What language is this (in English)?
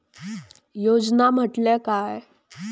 Marathi